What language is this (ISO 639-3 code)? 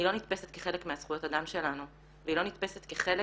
heb